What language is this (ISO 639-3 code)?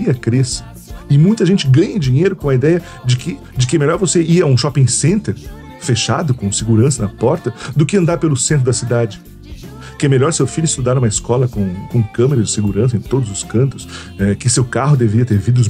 por